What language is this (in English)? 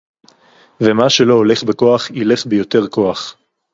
Hebrew